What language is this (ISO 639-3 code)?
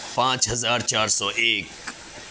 urd